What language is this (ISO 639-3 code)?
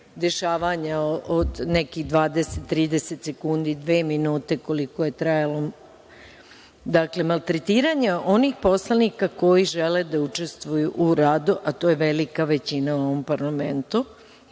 srp